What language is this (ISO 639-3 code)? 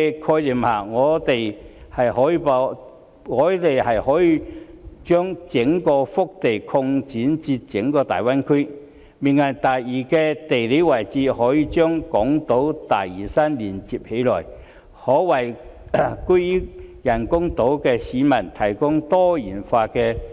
yue